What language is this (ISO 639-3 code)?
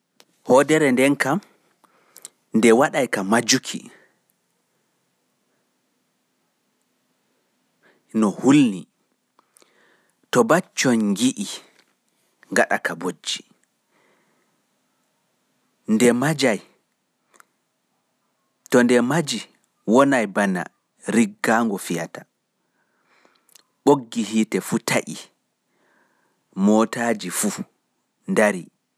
fuf